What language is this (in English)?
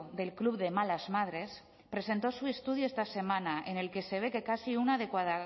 Spanish